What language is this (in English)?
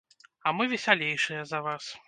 Belarusian